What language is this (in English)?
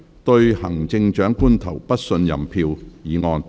Cantonese